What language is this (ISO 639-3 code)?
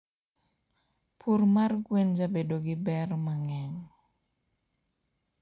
luo